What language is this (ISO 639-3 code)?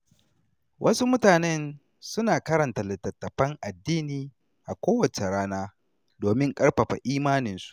hau